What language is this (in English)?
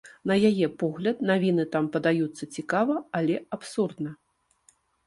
Belarusian